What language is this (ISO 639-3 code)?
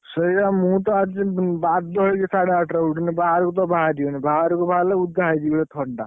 ori